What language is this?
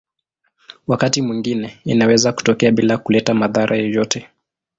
Swahili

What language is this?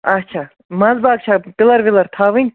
Kashmiri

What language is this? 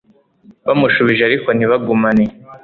Kinyarwanda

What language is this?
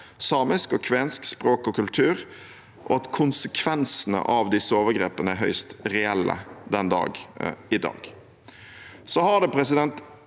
Norwegian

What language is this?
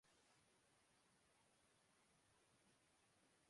Urdu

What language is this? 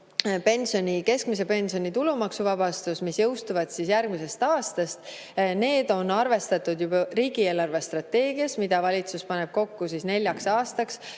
Estonian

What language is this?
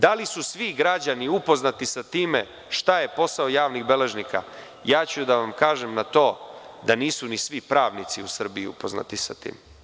Serbian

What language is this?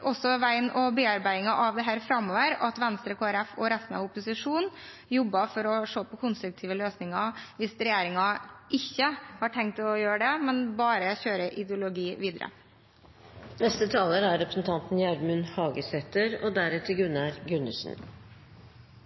Norwegian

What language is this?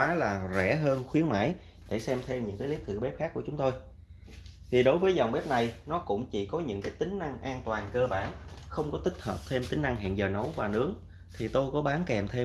Vietnamese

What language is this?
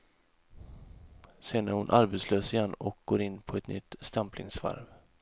Swedish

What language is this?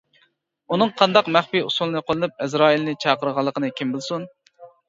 Uyghur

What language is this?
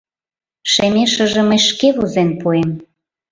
Mari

